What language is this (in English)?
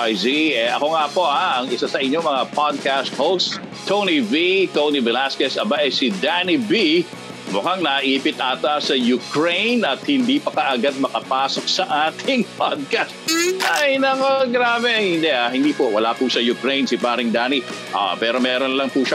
Filipino